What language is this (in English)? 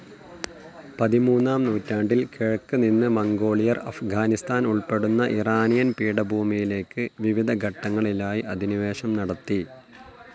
Malayalam